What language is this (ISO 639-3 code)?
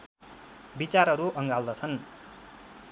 nep